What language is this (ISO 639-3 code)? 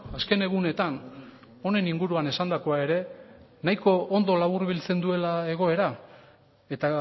eus